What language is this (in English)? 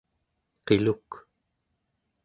Central Yupik